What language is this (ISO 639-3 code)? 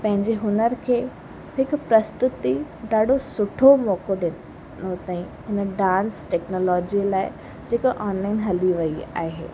snd